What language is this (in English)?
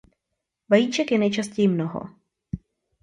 Czech